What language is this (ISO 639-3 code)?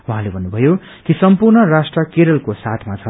nep